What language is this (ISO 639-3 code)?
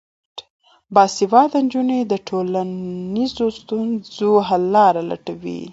pus